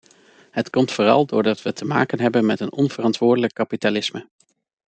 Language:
Dutch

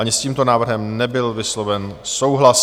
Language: Czech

